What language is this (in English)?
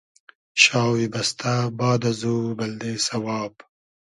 Hazaragi